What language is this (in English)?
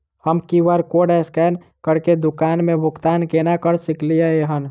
Maithili